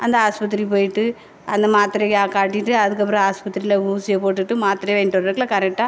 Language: Tamil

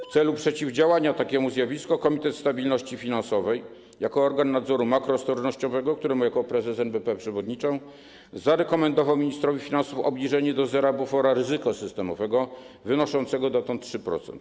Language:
Polish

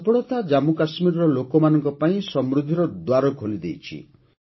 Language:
Odia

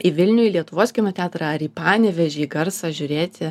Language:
Lithuanian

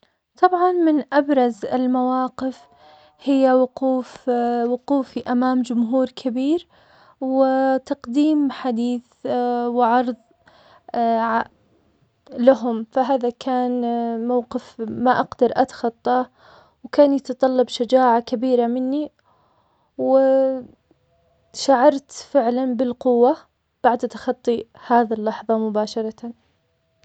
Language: Omani Arabic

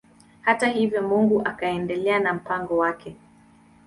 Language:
Swahili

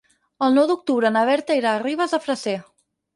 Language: Catalan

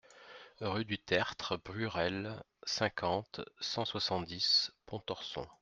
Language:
French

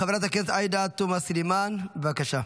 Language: Hebrew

